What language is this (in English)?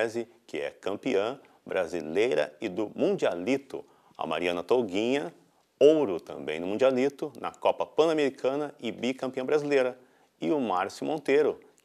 Portuguese